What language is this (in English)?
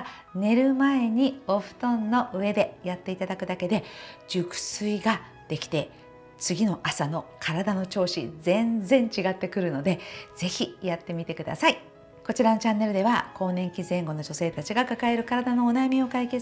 Japanese